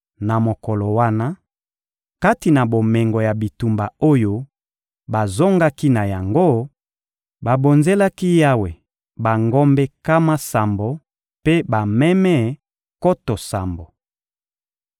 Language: Lingala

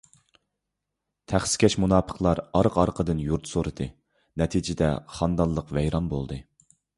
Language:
Uyghur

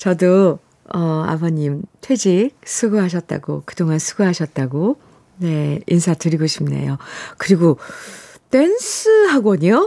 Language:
Korean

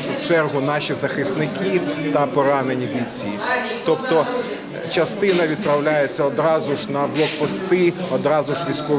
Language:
Ukrainian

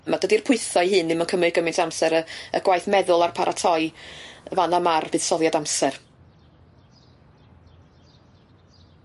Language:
Welsh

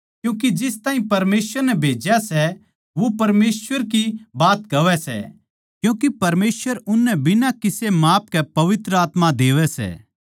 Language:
Haryanvi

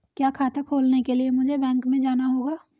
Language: Hindi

